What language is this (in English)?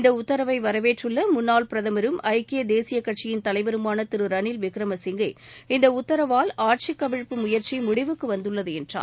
Tamil